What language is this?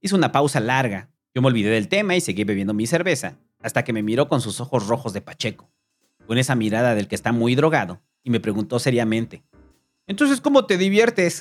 Spanish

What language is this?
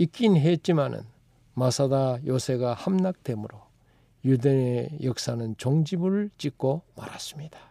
Korean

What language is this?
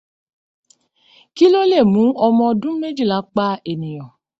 Yoruba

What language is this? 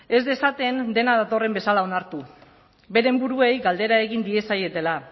Basque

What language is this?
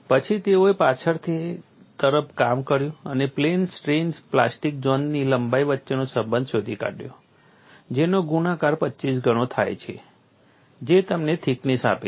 Gujarati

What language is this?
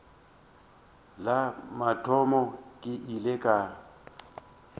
Northern Sotho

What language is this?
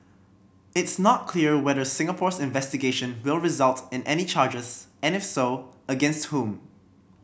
English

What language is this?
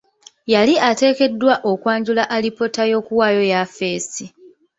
Ganda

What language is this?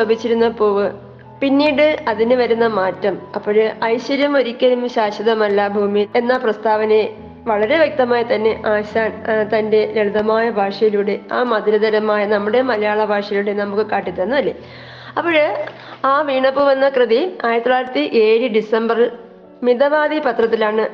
Malayalam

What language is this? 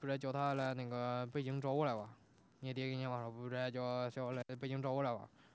Chinese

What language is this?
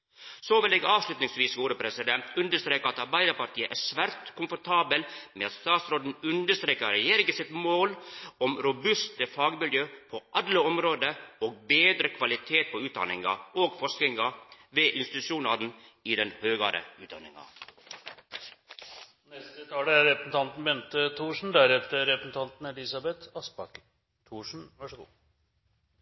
Norwegian Nynorsk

